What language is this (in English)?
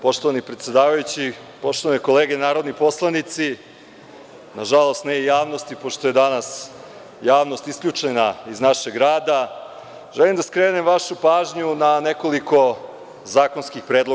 Serbian